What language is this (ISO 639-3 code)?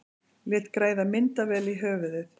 isl